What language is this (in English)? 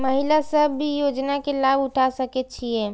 Maithili